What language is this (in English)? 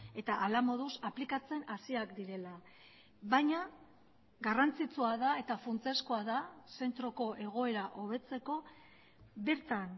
Basque